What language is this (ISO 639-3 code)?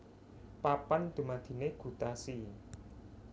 jav